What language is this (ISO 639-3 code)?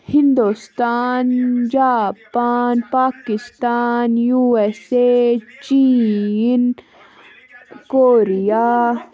kas